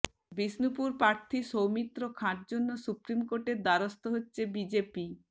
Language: Bangla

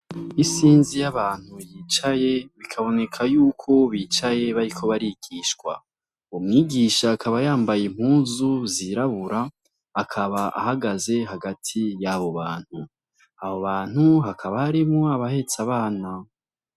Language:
Rundi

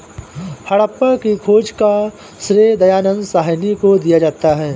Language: Hindi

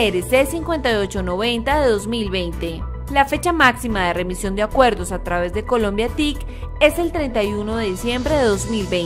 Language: Spanish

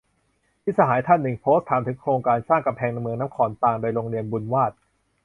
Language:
Thai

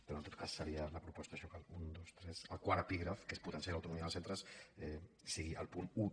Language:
Catalan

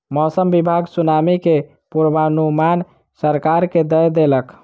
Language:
Maithili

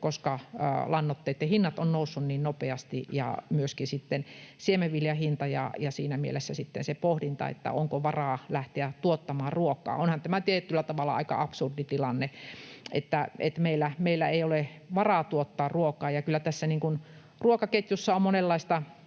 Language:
Finnish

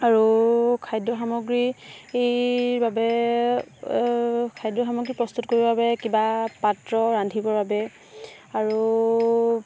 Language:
Assamese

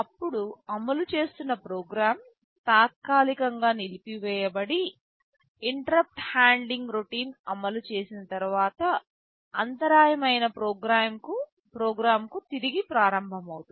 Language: Telugu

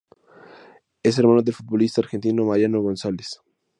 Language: Spanish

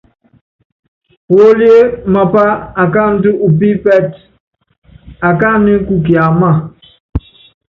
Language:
Yangben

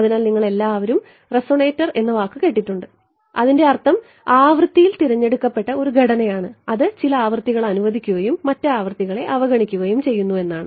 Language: Malayalam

